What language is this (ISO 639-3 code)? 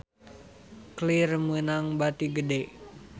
sun